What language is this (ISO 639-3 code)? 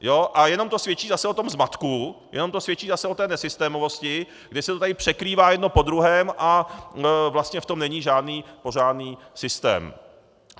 ces